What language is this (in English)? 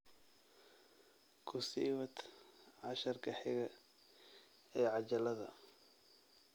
Somali